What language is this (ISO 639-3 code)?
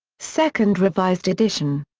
eng